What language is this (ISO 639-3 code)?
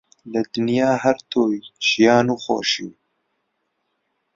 ckb